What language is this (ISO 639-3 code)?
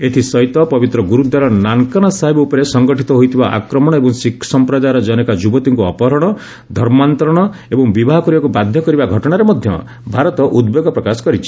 ori